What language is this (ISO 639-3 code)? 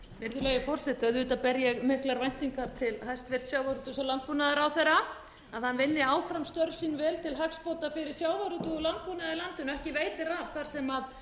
isl